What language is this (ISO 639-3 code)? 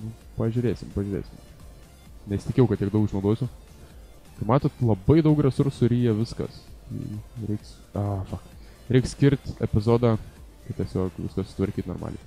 lit